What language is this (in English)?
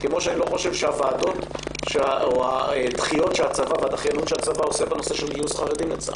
Hebrew